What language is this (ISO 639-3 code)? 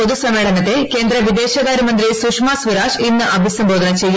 mal